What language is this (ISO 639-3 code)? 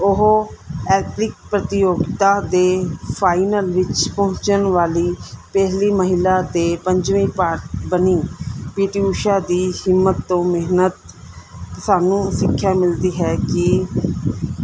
pan